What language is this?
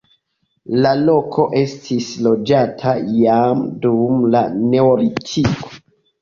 Esperanto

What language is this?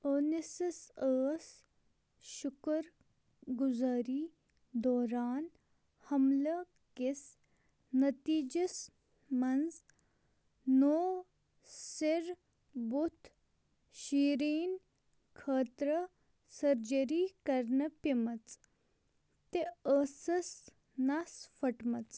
Kashmiri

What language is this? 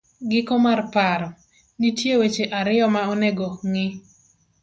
Luo (Kenya and Tanzania)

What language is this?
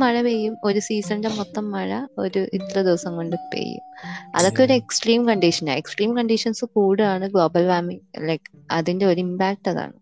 Malayalam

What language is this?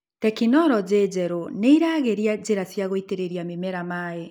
Kikuyu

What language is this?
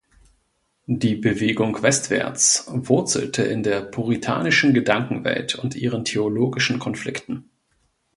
German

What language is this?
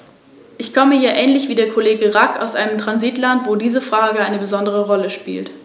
German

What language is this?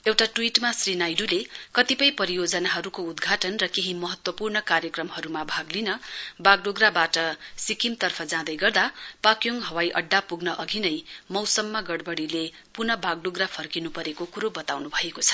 Nepali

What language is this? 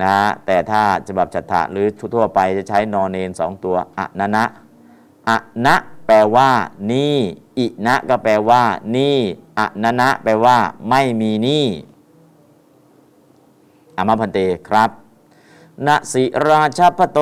Thai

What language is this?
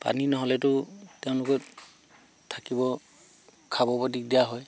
Assamese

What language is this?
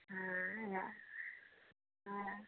Maithili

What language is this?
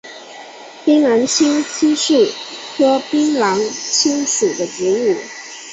Chinese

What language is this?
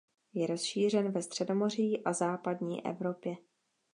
Czech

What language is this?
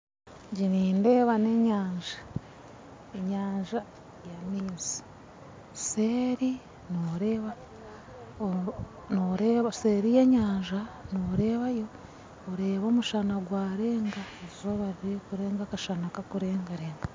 Nyankole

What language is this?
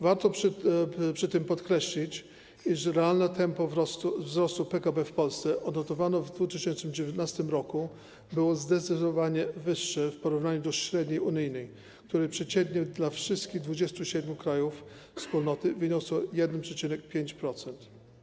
Polish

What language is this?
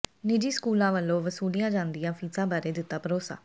Punjabi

